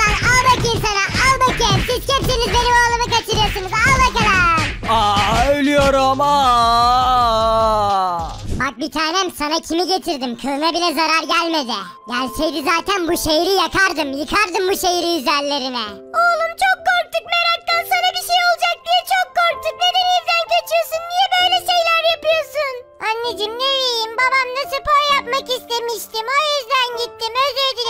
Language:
Turkish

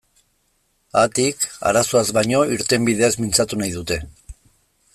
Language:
Basque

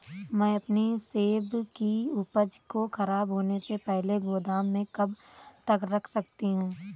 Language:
Hindi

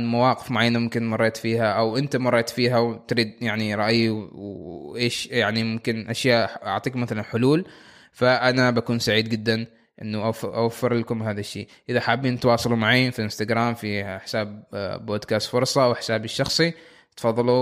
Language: Arabic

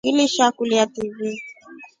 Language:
Rombo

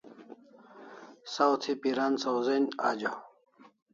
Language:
Kalasha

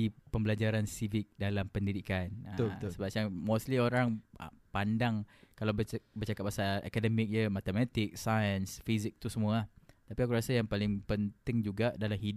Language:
Malay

